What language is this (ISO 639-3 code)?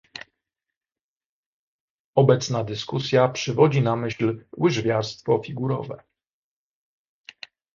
pol